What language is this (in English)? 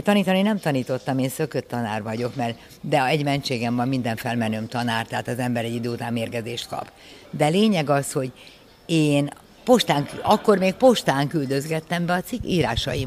Hungarian